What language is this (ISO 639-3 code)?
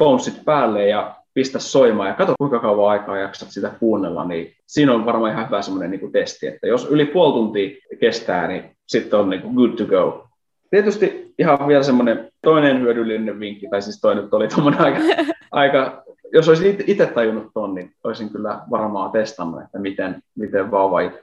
fin